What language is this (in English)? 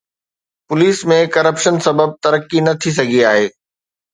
Sindhi